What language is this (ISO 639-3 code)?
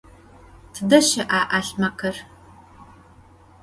ady